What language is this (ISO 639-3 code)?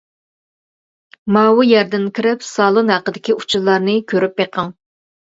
uig